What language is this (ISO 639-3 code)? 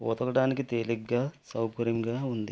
tel